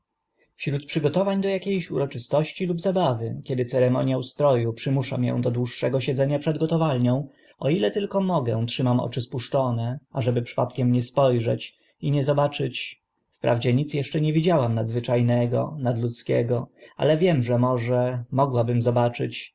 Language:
Polish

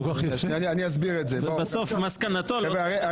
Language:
Hebrew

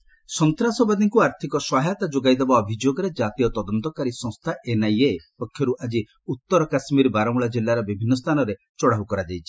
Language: Odia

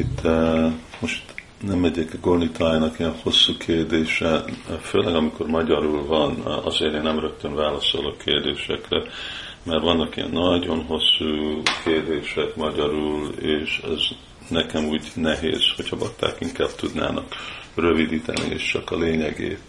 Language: Hungarian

